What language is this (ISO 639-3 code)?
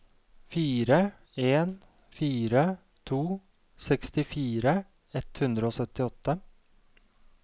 nor